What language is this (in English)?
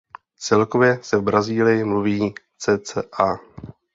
Czech